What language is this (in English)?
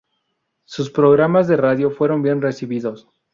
Spanish